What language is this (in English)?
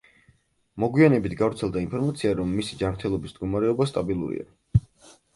Georgian